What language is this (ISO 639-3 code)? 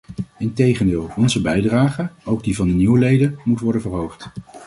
nld